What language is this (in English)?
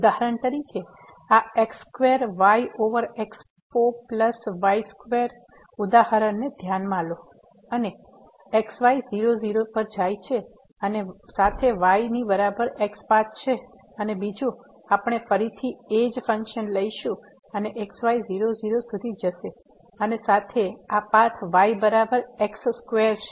Gujarati